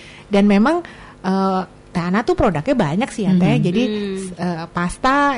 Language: Indonesian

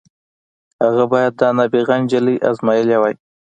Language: Pashto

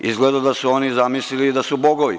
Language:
Serbian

